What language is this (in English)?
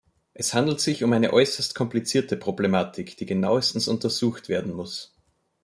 German